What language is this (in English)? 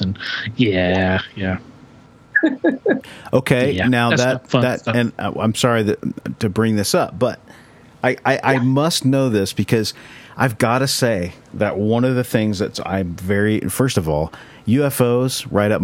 English